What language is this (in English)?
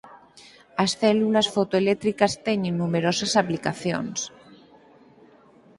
Galician